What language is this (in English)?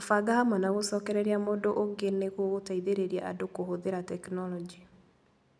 Kikuyu